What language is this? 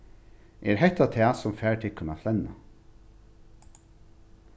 Faroese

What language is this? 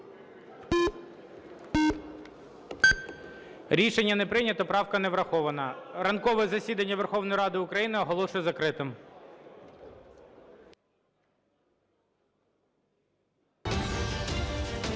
Ukrainian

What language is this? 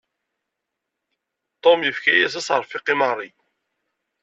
Kabyle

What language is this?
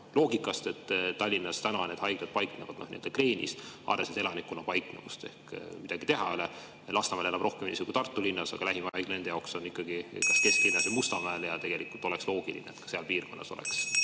Estonian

